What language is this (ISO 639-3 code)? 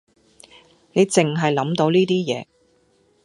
yue